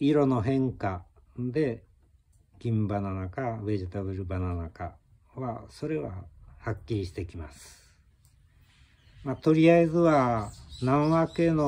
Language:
Japanese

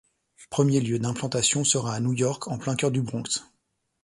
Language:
French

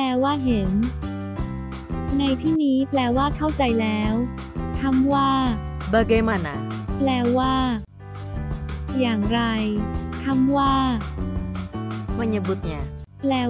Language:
Thai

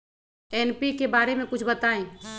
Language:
Magahi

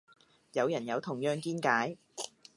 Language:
Cantonese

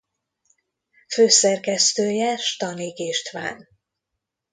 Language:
Hungarian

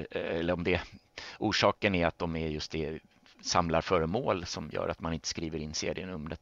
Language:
Swedish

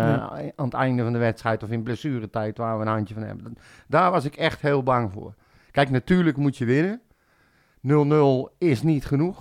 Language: Dutch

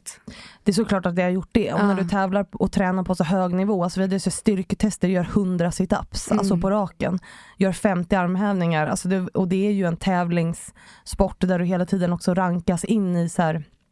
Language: Swedish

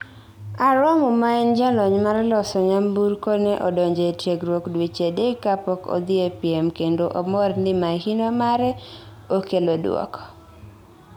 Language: Luo (Kenya and Tanzania)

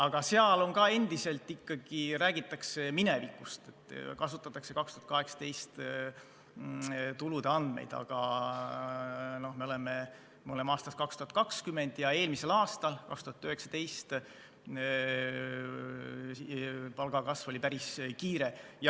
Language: Estonian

